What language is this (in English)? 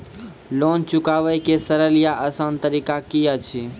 Maithili